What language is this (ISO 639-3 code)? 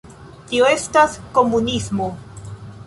epo